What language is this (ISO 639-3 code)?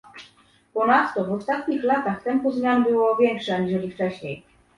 pol